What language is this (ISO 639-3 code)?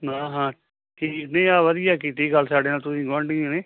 pan